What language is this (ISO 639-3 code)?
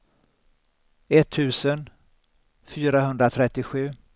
swe